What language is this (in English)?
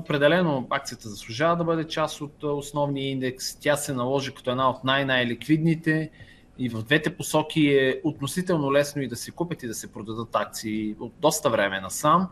Bulgarian